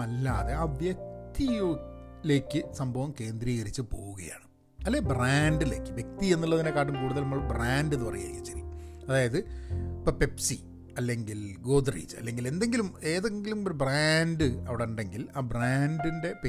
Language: Malayalam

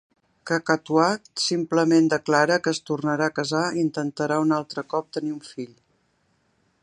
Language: Catalan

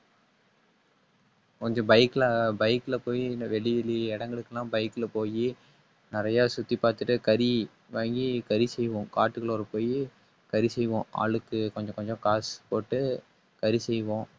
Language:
Tamil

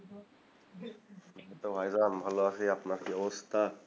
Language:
Bangla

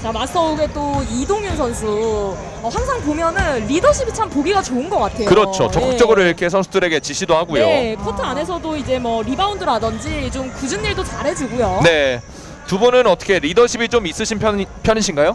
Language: Korean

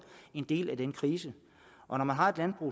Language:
Danish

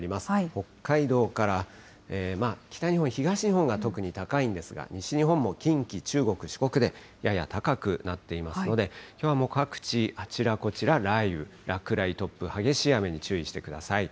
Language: Japanese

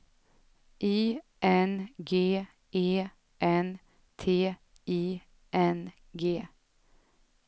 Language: Swedish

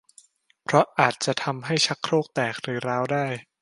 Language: Thai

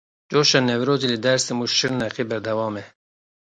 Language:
Kurdish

